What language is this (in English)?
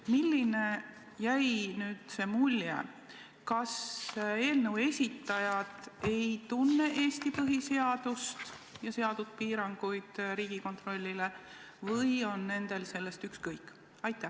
Estonian